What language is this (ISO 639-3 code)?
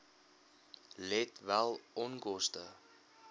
afr